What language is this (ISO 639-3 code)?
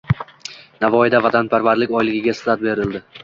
uzb